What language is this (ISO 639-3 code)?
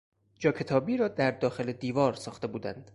fas